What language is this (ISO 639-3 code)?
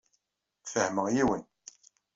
kab